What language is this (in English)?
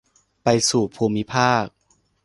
Thai